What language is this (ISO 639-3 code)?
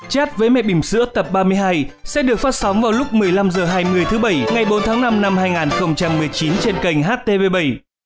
vie